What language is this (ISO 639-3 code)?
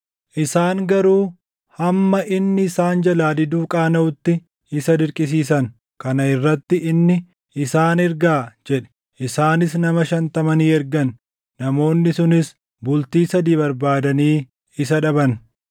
orm